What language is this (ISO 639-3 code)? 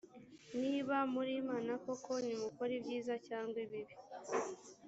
kin